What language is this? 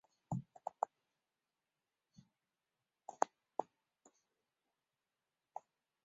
Chinese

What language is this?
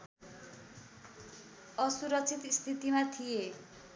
Nepali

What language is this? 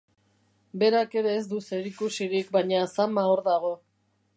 Basque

